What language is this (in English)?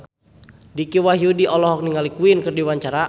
Sundanese